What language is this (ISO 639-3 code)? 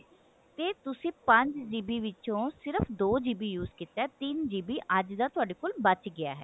pan